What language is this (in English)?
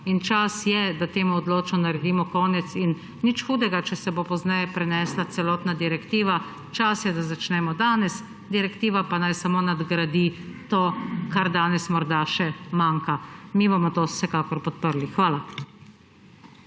Slovenian